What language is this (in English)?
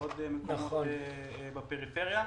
Hebrew